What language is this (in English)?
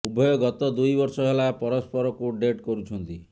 Odia